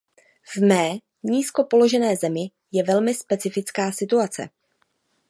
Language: Czech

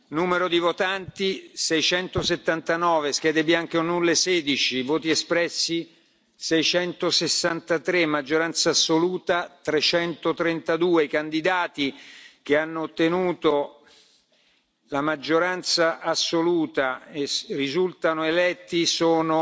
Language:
Italian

